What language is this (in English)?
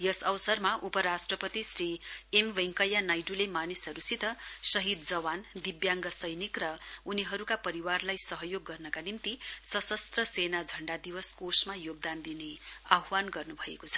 Nepali